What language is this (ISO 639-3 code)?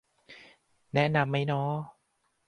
tha